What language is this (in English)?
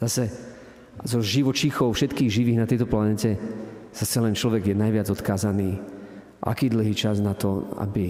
Slovak